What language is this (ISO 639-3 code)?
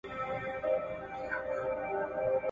pus